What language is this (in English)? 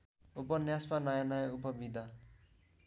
Nepali